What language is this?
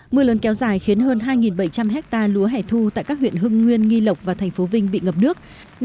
Vietnamese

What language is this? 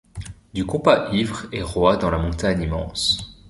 French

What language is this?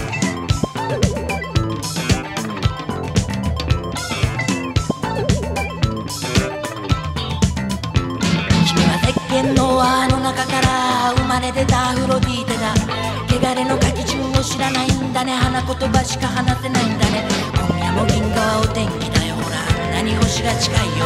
Japanese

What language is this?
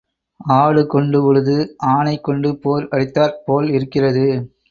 Tamil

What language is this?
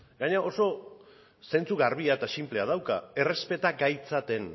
Basque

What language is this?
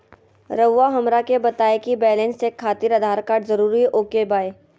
Magahi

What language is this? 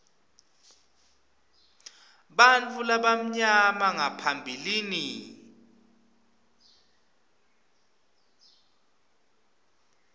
Swati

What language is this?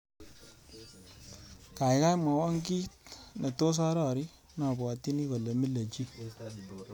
Kalenjin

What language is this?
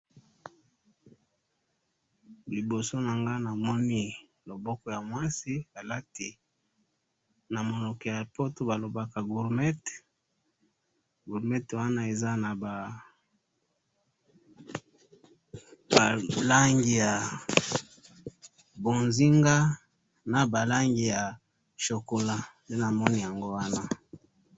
Lingala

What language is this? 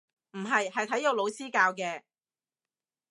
Cantonese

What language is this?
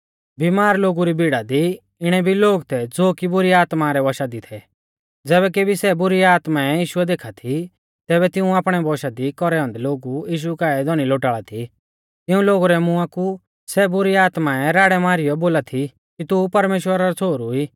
Mahasu Pahari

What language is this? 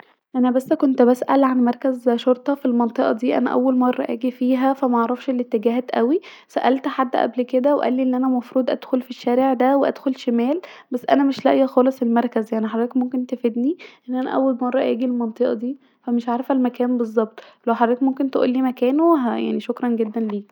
Egyptian Arabic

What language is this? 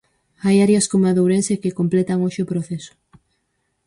Galician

